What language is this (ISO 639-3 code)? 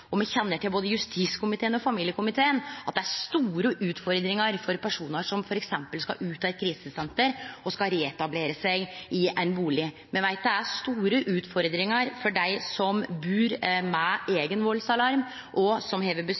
nno